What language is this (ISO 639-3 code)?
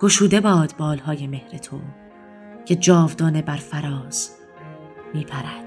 fas